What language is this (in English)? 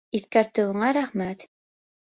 Bashkir